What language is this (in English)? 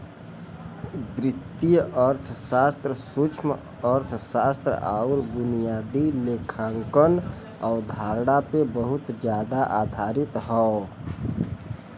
Bhojpuri